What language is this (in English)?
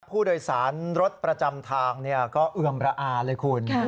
Thai